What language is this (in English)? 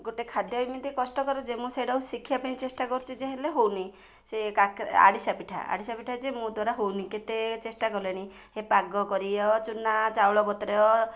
Odia